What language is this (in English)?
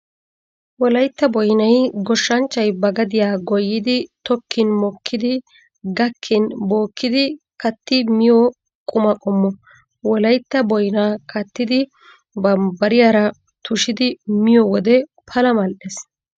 Wolaytta